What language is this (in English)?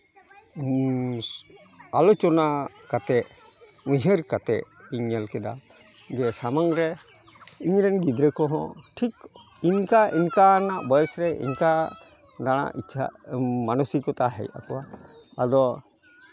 Santali